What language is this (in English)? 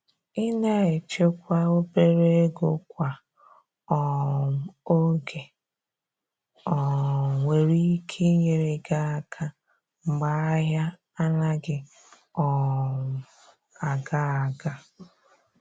Igbo